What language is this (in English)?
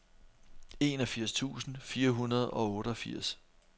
Danish